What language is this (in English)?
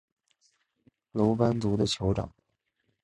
Chinese